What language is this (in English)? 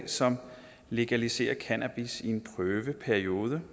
Danish